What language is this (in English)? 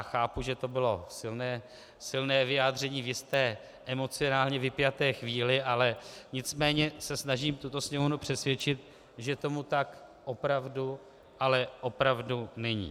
Czech